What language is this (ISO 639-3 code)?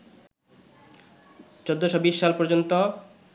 ben